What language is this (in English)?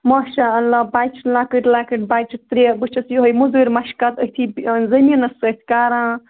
Kashmiri